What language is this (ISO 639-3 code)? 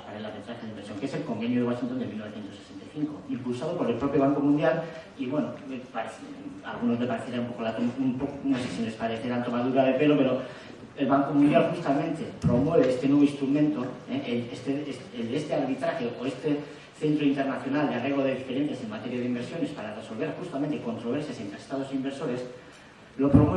spa